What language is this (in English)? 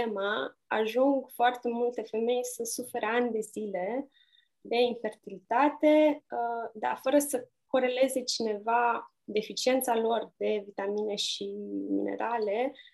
Romanian